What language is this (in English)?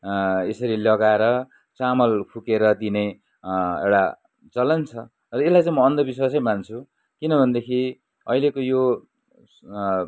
Nepali